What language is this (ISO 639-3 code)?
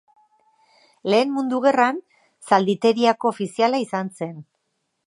eus